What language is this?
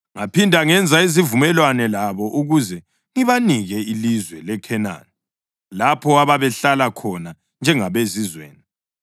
North Ndebele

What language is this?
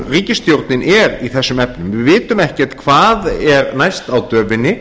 Icelandic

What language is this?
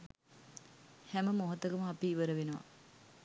Sinhala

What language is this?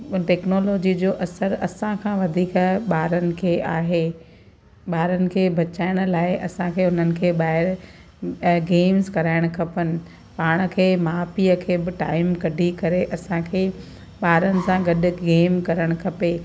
Sindhi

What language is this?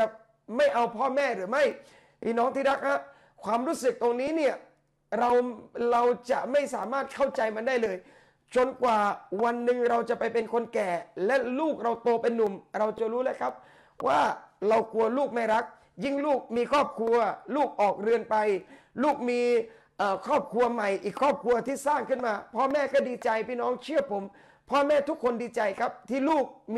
Thai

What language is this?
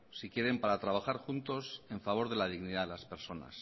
Spanish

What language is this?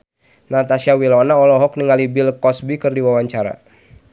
Sundanese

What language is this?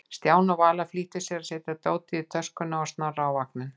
Icelandic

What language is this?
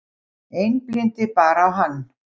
Icelandic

